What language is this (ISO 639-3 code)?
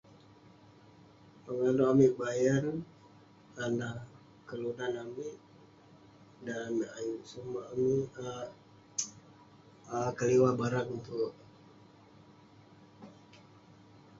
pne